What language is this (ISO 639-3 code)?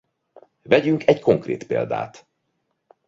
hun